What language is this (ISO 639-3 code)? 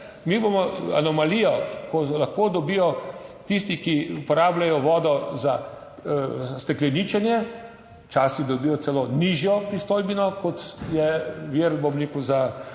slv